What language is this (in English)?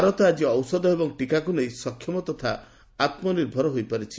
Odia